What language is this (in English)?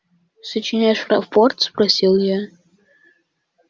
Russian